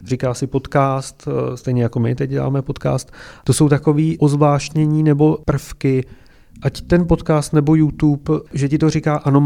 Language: Czech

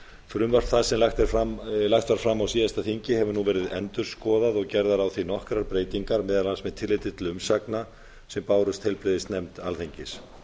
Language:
Icelandic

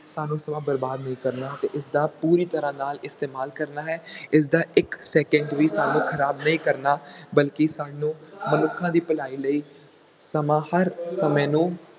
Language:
Punjabi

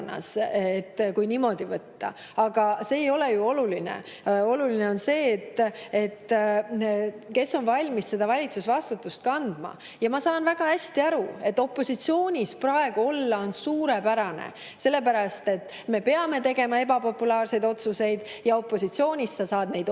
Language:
Estonian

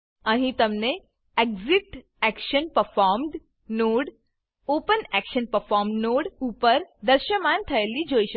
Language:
Gujarati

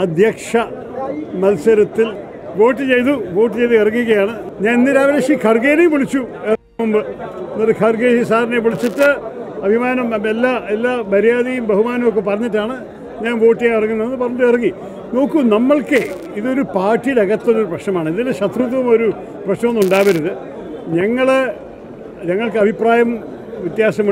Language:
Turkish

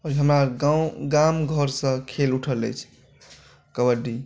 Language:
Maithili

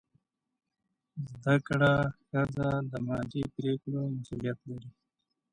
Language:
Pashto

